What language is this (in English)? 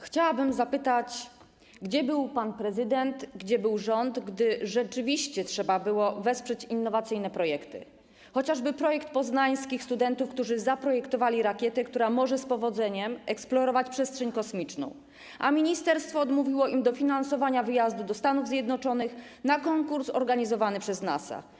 Polish